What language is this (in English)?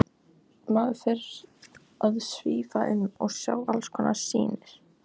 Icelandic